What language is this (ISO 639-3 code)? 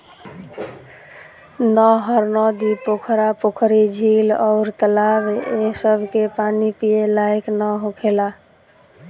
bho